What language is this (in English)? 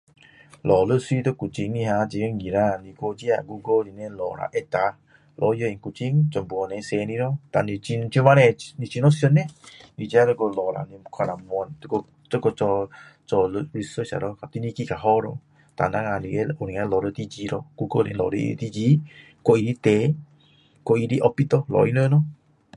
Min Dong Chinese